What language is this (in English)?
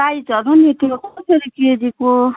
Nepali